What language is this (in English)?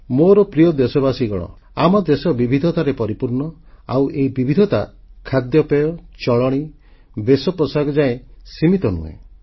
Odia